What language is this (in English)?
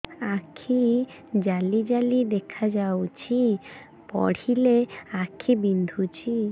Odia